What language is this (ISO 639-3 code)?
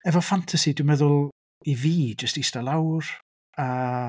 cym